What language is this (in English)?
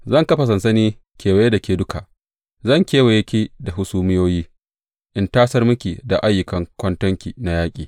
Hausa